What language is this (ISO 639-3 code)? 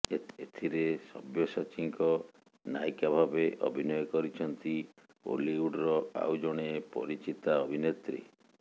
ori